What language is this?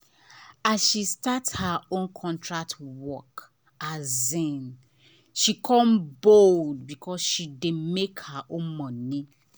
Nigerian Pidgin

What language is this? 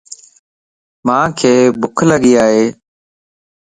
Lasi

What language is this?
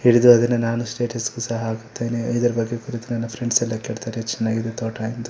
Kannada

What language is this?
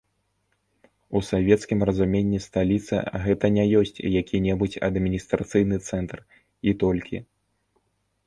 Belarusian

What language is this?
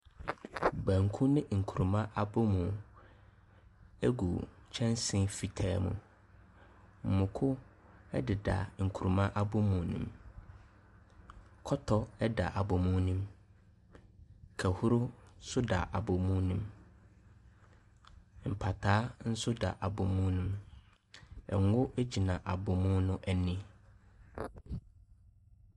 Akan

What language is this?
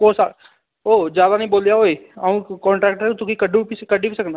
Dogri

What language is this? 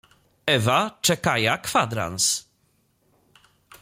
Polish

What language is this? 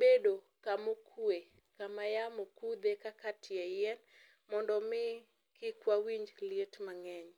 Luo (Kenya and Tanzania)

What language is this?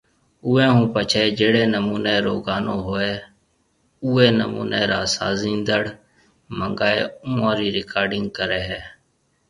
Marwari (Pakistan)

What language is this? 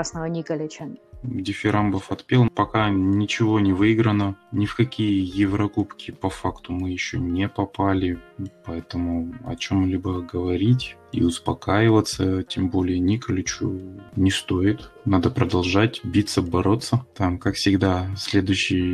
Russian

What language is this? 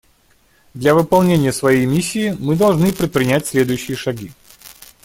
Russian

